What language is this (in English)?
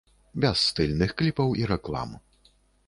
Belarusian